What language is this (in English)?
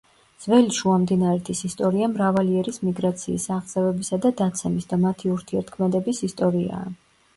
Georgian